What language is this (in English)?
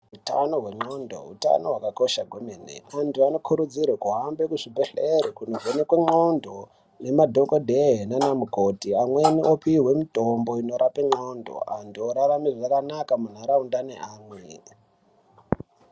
Ndau